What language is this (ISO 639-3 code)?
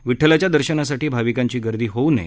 mar